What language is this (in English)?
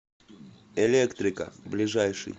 Russian